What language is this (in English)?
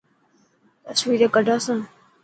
Dhatki